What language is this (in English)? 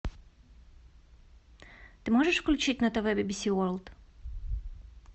Russian